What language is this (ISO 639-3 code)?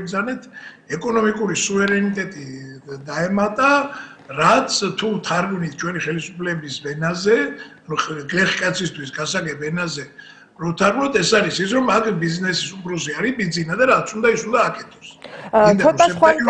ita